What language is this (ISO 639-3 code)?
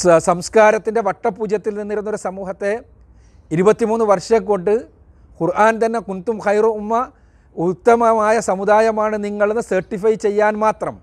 mal